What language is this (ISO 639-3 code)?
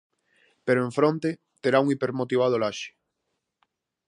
glg